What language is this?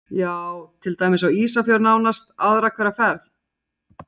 Icelandic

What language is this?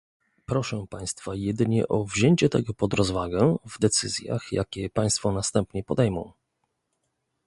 Polish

